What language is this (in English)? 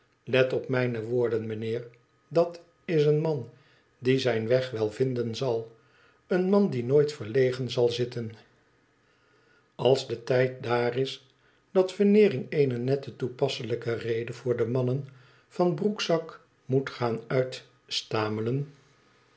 Dutch